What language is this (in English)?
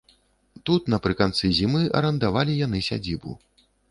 Belarusian